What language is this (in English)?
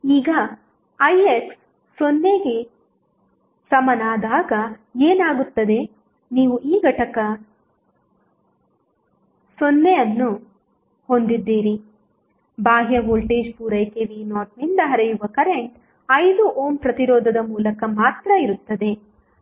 Kannada